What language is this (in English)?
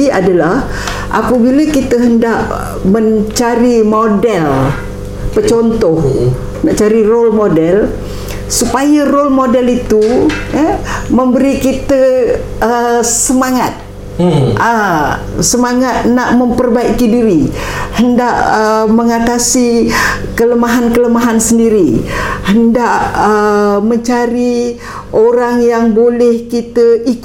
Malay